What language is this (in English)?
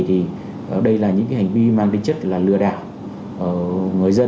Vietnamese